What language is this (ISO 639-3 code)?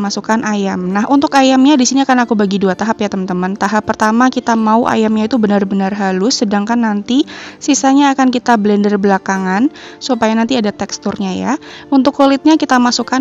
ind